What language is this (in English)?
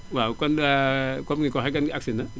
Wolof